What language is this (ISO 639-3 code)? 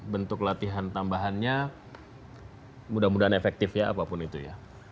ind